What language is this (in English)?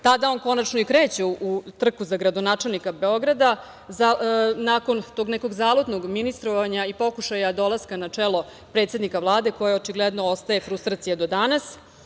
Serbian